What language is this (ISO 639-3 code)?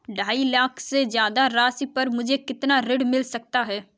hin